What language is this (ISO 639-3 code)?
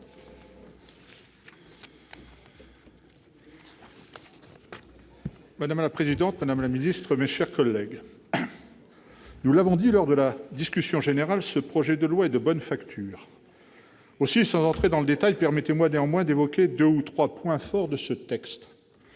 fra